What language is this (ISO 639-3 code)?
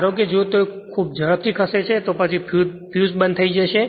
guj